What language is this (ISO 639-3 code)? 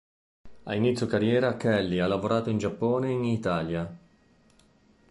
ita